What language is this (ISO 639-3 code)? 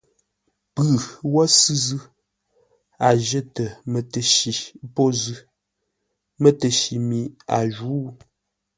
nla